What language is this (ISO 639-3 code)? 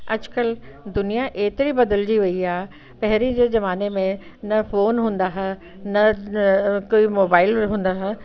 snd